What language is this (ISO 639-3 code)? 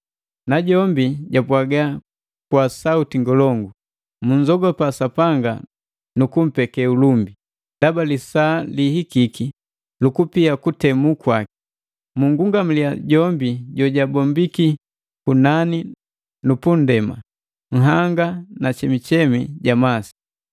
mgv